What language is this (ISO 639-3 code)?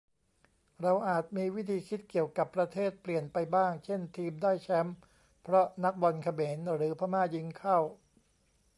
tha